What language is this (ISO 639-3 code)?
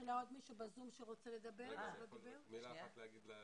heb